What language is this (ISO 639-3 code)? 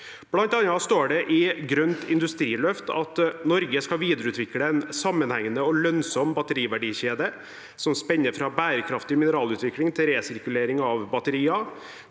nor